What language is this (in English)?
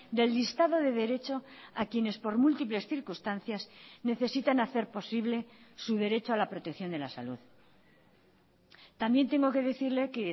Spanish